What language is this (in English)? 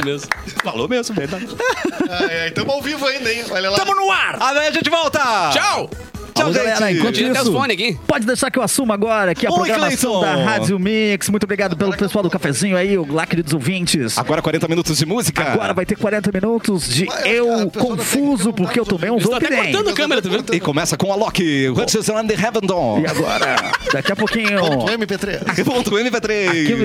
Portuguese